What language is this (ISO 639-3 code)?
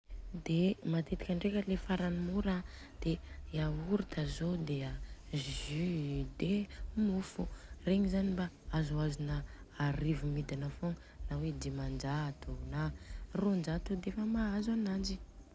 bzc